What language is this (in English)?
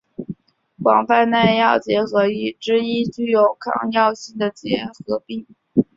Chinese